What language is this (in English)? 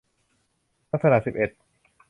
Thai